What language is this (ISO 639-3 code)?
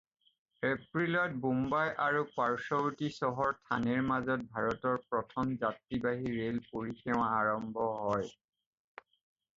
asm